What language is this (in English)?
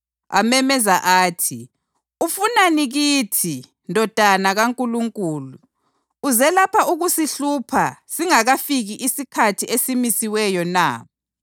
North Ndebele